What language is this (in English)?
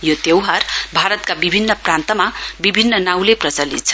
Nepali